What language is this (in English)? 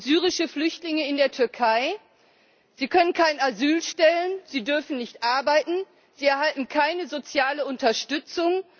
German